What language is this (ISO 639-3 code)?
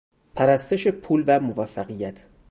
fas